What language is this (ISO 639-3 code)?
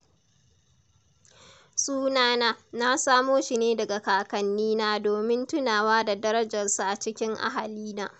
hau